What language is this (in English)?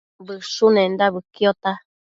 Matsés